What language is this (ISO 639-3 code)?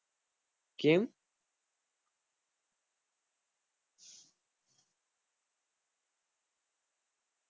guj